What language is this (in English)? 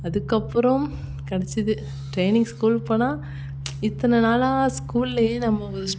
Tamil